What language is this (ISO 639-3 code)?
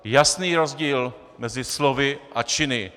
ces